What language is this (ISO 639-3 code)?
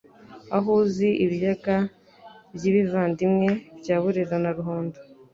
kin